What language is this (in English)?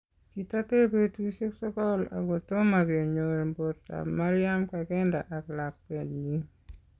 Kalenjin